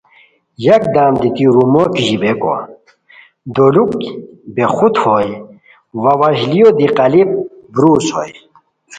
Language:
Khowar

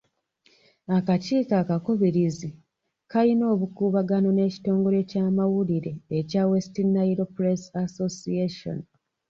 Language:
Ganda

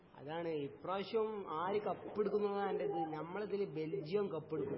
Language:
Malayalam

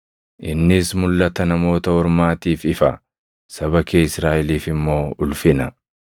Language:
Oromo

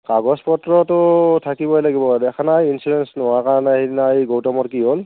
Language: Assamese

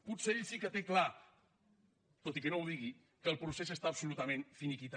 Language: Catalan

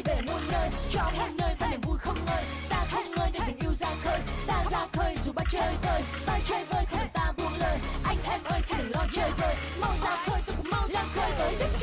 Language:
Vietnamese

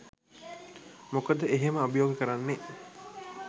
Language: Sinhala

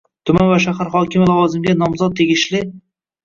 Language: Uzbek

